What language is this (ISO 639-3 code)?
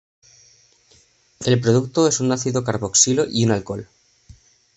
spa